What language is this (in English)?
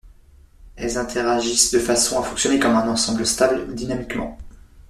French